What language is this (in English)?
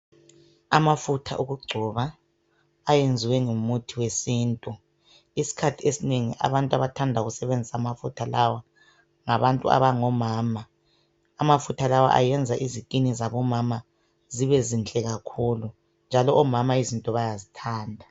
North Ndebele